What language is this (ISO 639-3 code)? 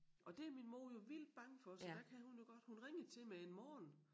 dan